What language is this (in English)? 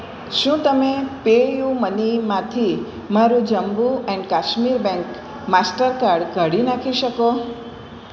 Gujarati